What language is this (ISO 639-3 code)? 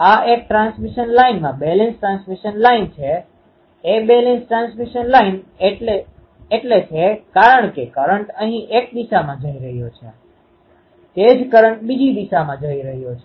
guj